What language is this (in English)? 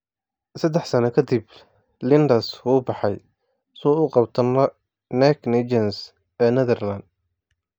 Somali